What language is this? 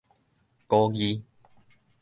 Min Nan Chinese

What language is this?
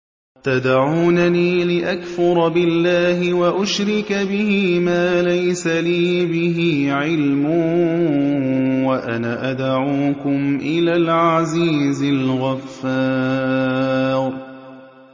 Arabic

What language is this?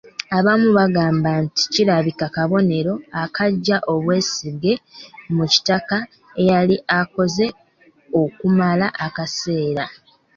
Ganda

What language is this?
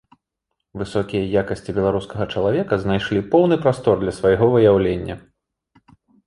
Belarusian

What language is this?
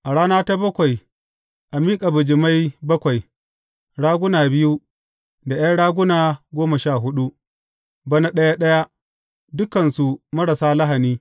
Hausa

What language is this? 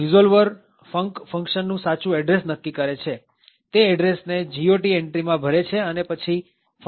Gujarati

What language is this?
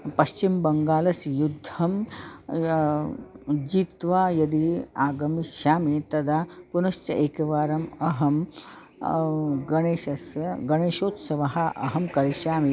Sanskrit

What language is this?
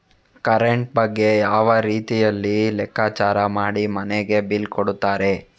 Kannada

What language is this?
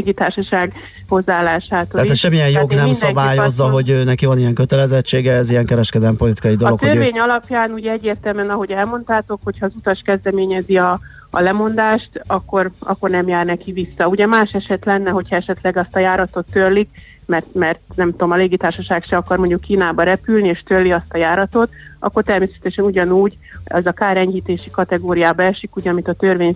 Hungarian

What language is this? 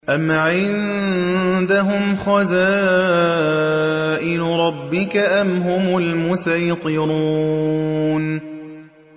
Arabic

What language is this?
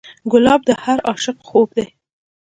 Pashto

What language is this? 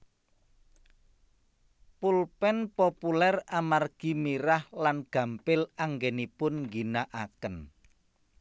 Javanese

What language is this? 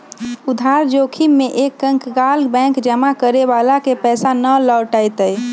Magahi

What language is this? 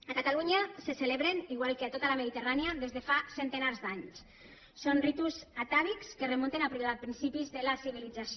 Catalan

